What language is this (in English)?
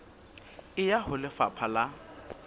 Southern Sotho